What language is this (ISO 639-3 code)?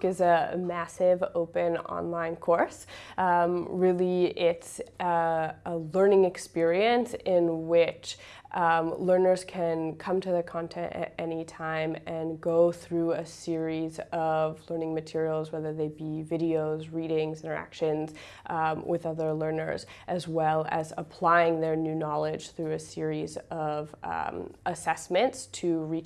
eng